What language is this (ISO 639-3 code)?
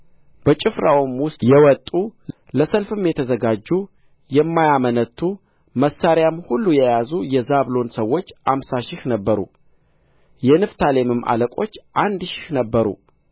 amh